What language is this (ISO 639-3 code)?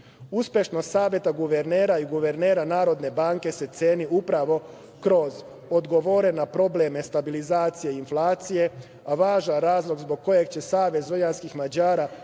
srp